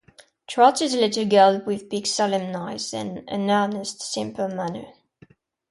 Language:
English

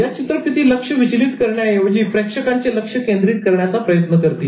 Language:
Marathi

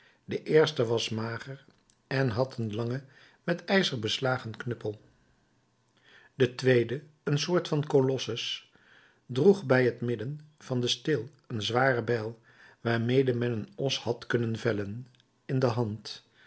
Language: Dutch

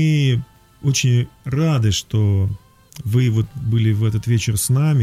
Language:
Russian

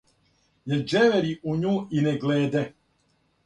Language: Serbian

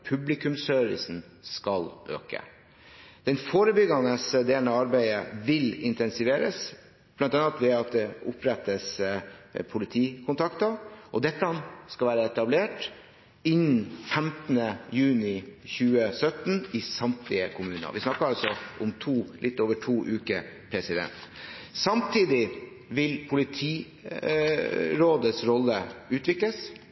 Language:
Norwegian Bokmål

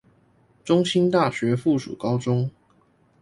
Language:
Chinese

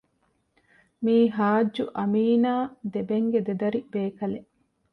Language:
Divehi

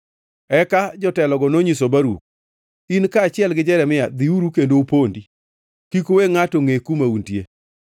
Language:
Luo (Kenya and Tanzania)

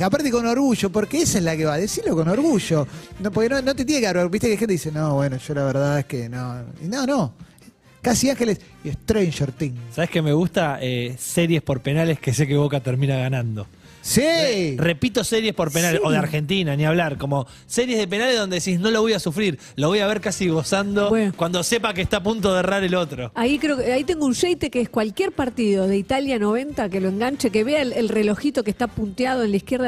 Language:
Spanish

